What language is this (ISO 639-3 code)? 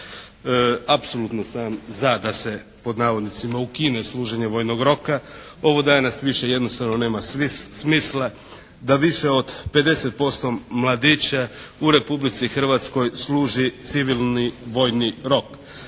hrv